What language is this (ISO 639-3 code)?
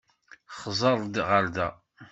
kab